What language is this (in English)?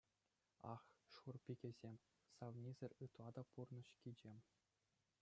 Chuvash